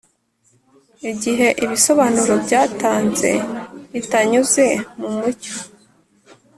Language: Kinyarwanda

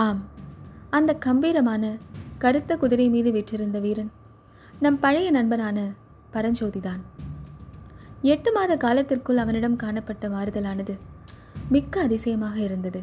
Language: Tamil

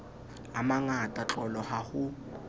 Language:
Southern Sotho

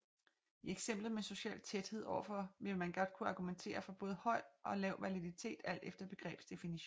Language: Danish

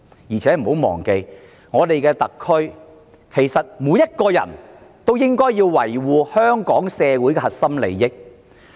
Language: Cantonese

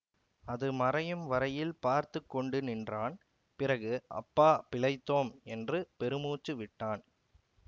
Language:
Tamil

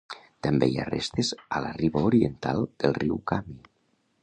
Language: Catalan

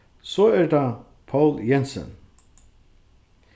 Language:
Faroese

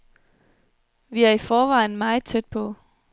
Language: Danish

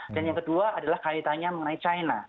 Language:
Indonesian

